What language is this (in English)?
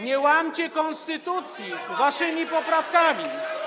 Polish